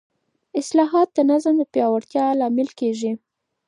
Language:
Pashto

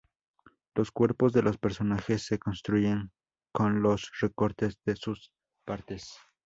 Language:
Spanish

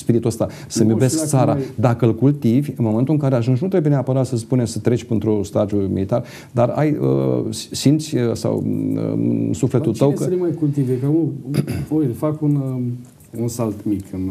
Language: Romanian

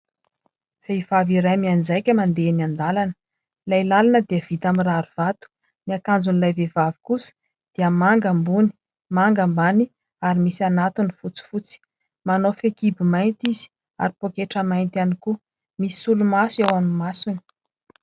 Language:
Malagasy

